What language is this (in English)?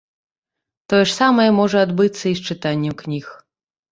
Belarusian